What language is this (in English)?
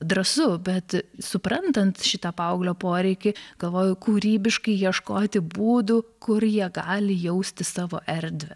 Lithuanian